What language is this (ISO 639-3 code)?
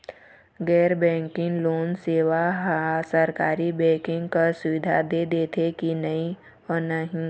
hne